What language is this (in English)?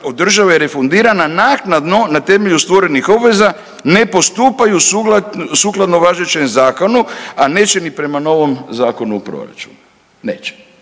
Croatian